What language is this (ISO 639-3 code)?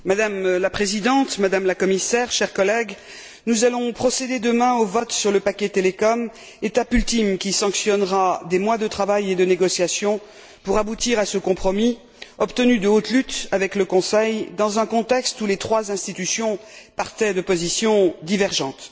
fra